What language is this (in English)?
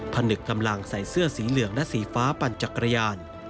Thai